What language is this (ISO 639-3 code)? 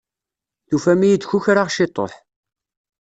kab